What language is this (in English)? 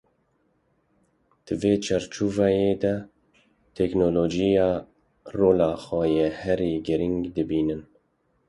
Kurdish